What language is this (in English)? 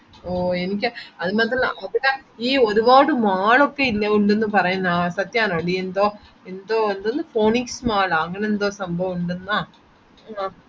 Malayalam